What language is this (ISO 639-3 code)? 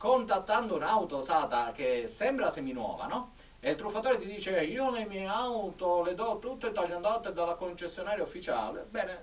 ita